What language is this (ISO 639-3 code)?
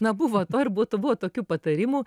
lit